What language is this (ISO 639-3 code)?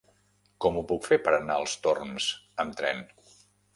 cat